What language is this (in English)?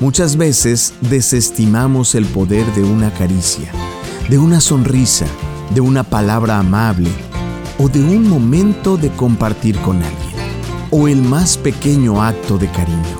Spanish